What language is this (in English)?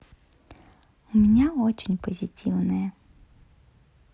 Russian